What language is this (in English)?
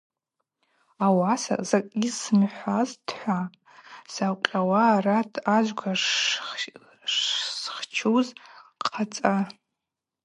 Abaza